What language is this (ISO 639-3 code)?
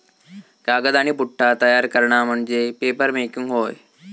mar